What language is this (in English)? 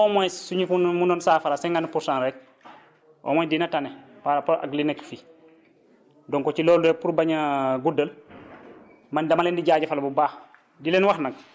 Wolof